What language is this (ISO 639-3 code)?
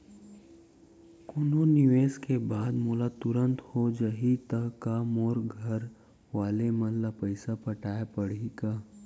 hne